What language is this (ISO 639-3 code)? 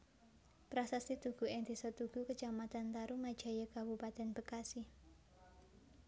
jav